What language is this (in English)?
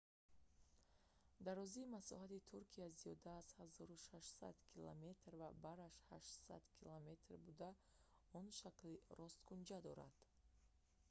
Tajik